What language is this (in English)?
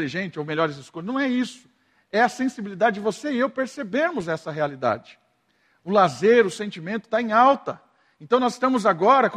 Portuguese